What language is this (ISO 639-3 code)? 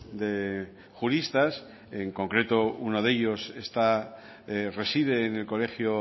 spa